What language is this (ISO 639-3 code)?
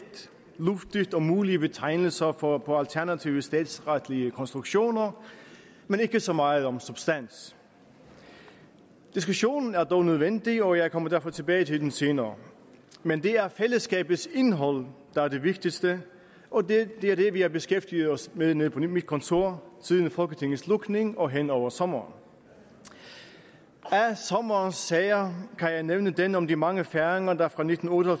dan